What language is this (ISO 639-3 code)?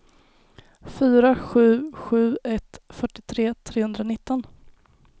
swe